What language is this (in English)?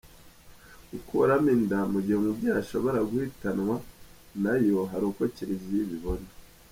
Kinyarwanda